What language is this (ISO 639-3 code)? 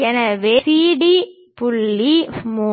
tam